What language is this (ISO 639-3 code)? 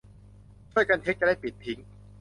tha